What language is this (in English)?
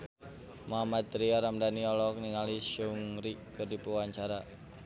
Sundanese